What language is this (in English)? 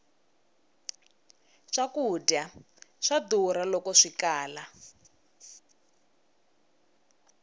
Tsonga